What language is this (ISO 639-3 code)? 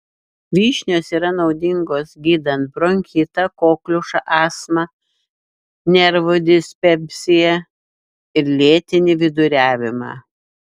lit